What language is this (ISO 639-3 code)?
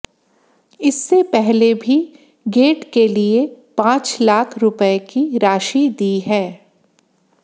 hin